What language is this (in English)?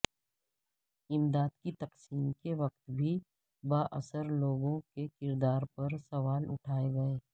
Urdu